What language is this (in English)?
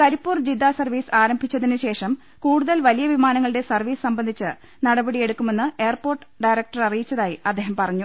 Malayalam